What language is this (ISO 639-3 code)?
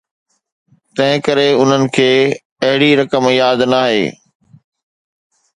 snd